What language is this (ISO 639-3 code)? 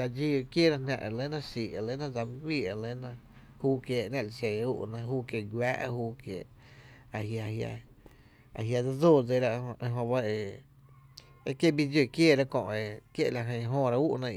cte